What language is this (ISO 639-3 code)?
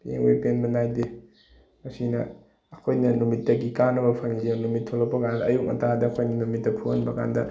mni